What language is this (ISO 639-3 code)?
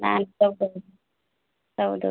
ori